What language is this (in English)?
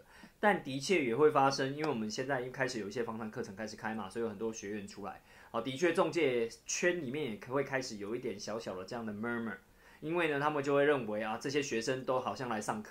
Chinese